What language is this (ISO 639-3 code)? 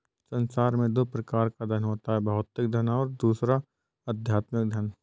hin